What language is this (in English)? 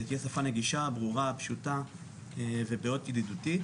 Hebrew